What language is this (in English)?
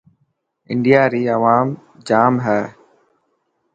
Dhatki